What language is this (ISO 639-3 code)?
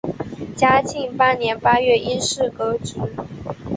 zho